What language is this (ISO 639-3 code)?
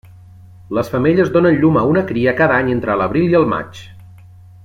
cat